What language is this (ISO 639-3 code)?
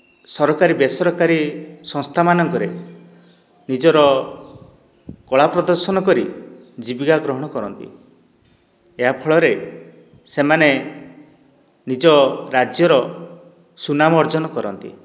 ori